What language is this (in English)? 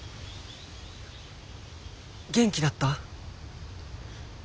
Japanese